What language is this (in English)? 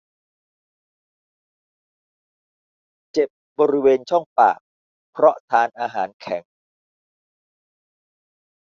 Thai